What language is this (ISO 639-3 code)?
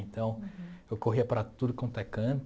por